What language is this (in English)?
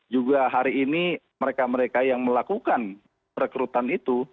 Indonesian